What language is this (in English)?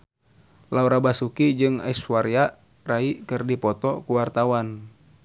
Sundanese